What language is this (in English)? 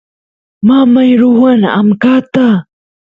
Santiago del Estero Quichua